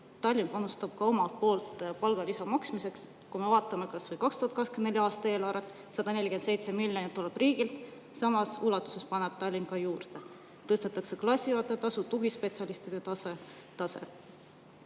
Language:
Estonian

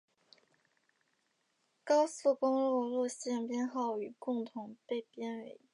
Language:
Chinese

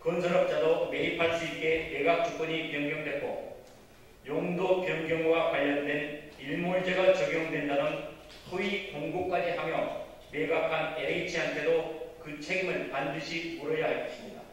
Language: Korean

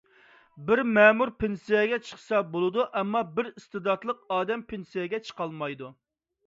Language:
Uyghur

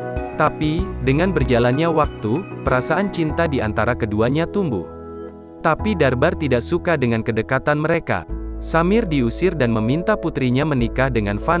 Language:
Indonesian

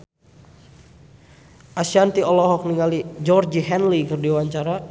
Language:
Sundanese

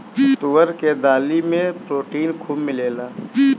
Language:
Bhojpuri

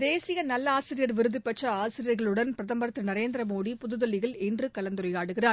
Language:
Tamil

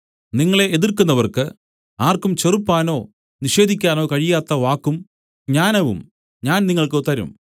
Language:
Malayalam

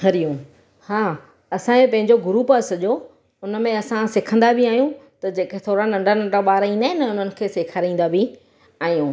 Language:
Sindhi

